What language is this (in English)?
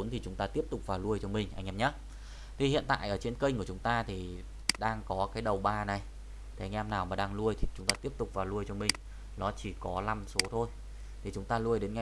Vietnamese